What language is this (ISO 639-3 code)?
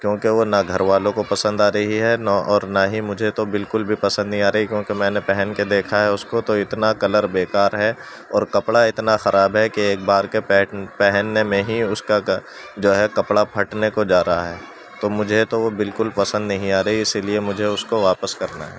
urd